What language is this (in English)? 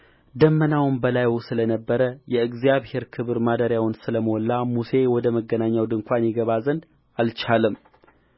Amharic